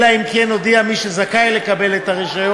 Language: Hebrew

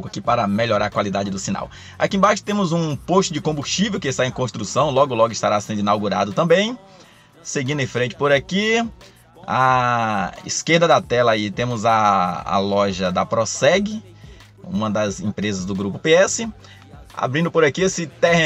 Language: Portuguese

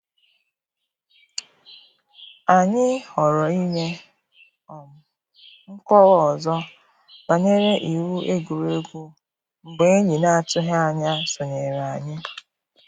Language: Igbo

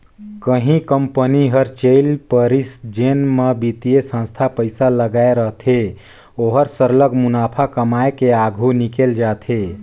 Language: Chhattisgarhi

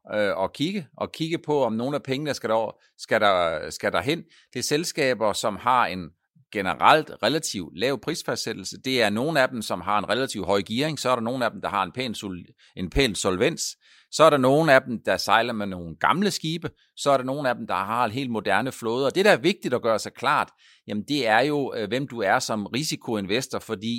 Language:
Danish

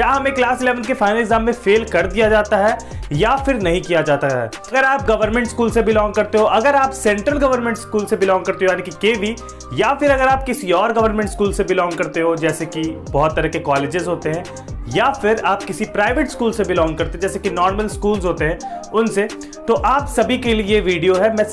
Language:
Hindi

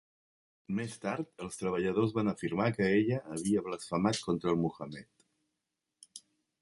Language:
Catalan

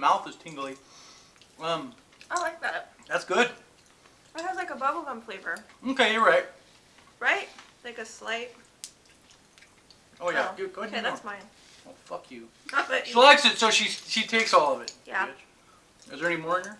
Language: English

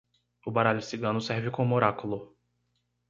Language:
Portuguese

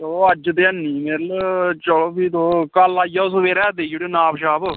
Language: Dogri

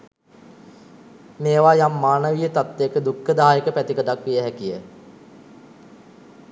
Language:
Sinhala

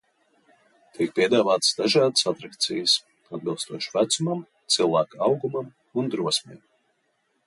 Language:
Latvian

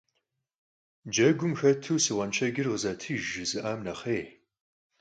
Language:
Kabardian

